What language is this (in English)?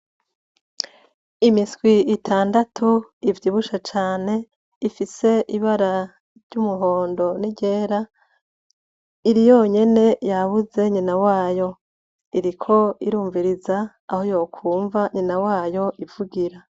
Rundi